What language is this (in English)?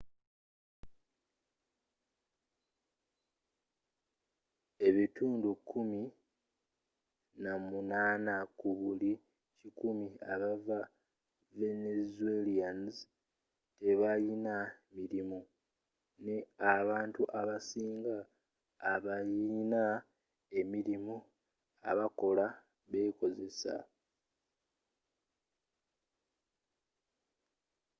Ganda